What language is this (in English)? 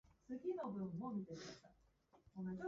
Japanese